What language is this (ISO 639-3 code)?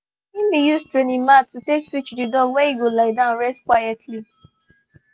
pcm